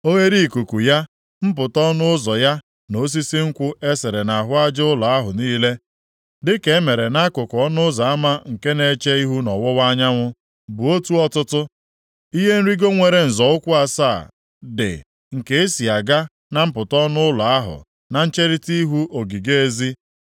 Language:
Igbo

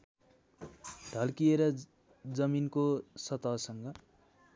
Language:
Nepali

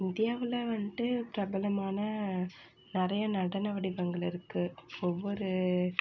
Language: Tamil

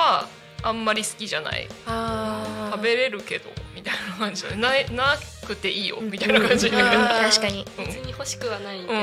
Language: Japanese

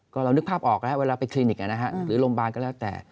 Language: Thai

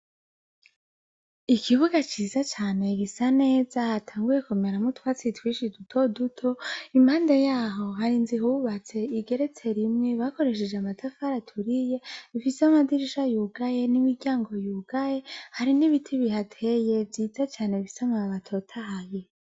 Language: Rundi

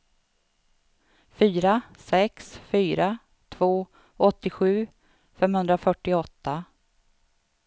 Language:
Swedish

